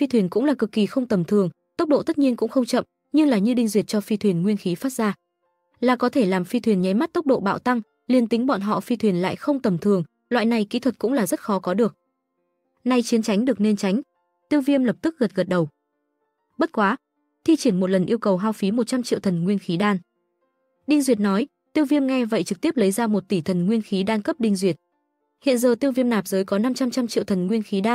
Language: Vietnamese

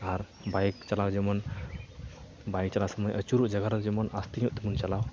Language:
Santali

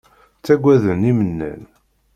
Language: Kabyle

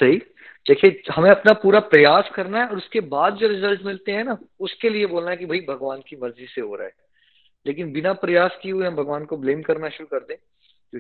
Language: Hindi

